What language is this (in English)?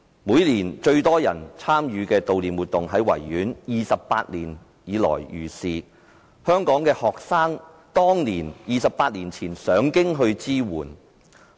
Cantonese